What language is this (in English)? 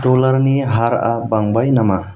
Bodo